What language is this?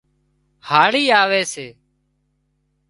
Wadiyara Koli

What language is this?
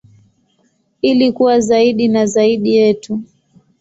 Swahili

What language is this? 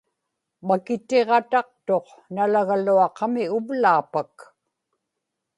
Inupiaq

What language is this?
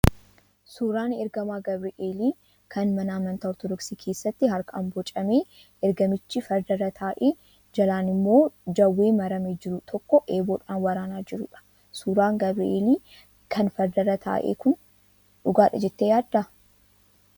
Oromo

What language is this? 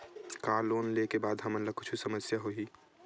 Chhattisgarhi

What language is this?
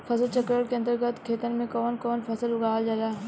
Bhojpuri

